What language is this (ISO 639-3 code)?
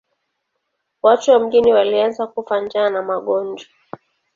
swa